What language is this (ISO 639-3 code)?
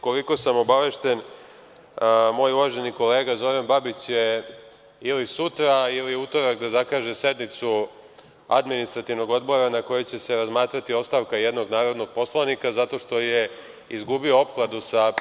srp